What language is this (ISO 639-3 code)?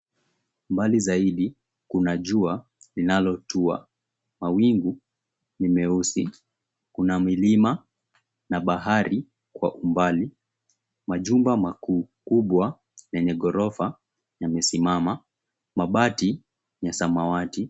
swa